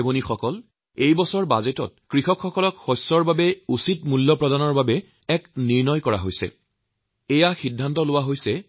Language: Assamese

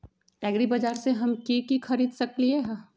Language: Magahi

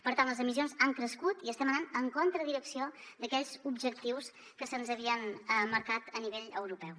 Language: Catalan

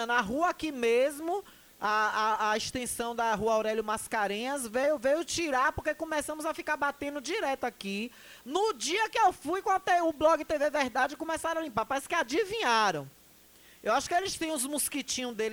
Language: Portuguese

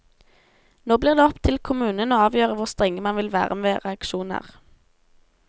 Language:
Norwegian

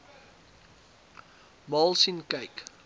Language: Afrikaans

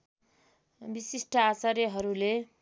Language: Nepali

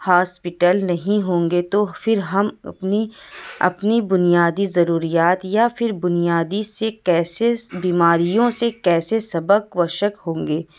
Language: Urdu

